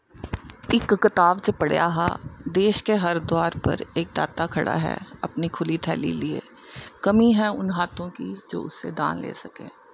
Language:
Dogri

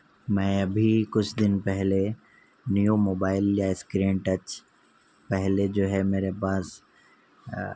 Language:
Urdu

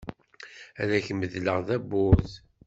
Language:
Kabyle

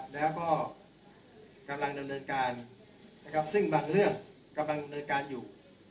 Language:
Thai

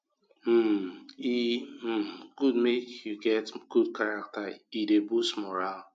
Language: Nigerian Pidgin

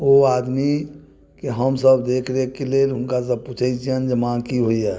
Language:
Maithili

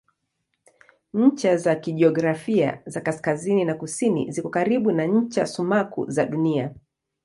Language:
Swahili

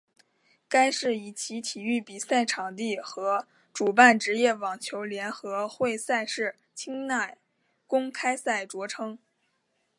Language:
Chinese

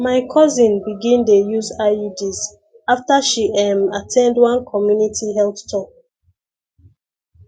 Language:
Nigerian Pidgin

